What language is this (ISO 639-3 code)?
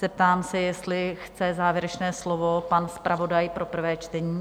ces